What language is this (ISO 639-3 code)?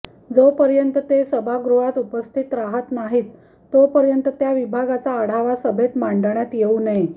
mar